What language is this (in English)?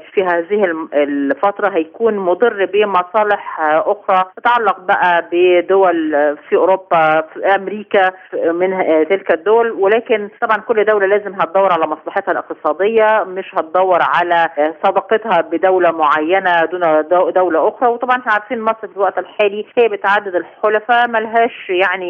Arabic